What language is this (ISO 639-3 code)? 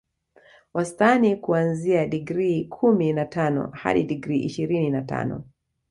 swa